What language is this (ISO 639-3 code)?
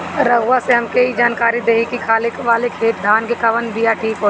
bho